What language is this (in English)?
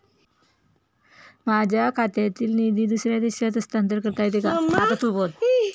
Marathi